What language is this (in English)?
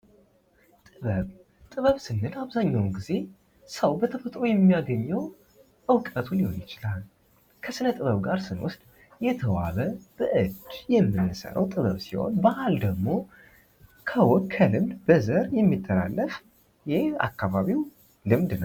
Amharic